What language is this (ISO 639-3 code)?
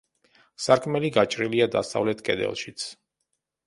kat